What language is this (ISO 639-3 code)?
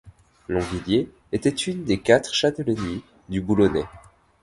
fra